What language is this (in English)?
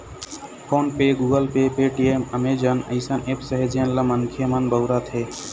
Chhattisgarhi